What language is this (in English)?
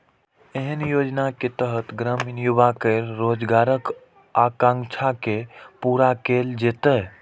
Maithili